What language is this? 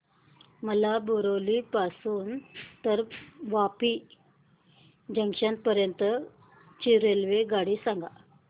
Marathi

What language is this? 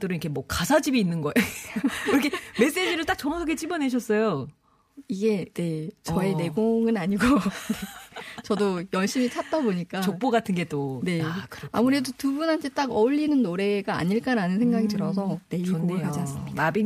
Korean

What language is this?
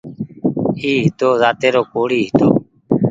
Goaria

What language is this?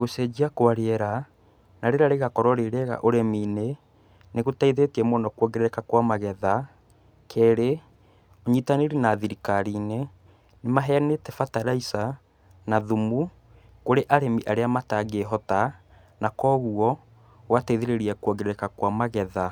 Kikuyu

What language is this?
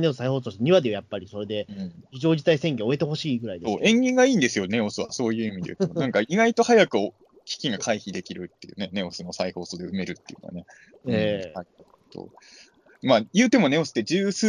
Japanese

